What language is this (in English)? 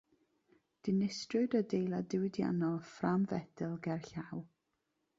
Welsh